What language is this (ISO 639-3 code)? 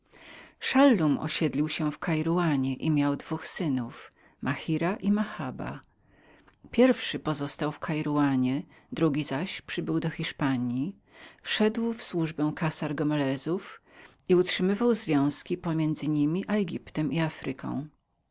pol